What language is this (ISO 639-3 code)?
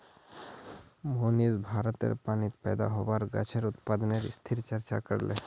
mag